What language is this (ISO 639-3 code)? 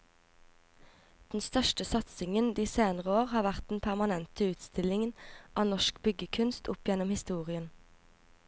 nor